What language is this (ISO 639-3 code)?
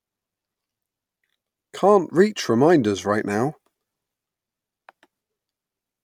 eng